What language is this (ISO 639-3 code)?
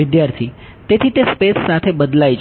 guj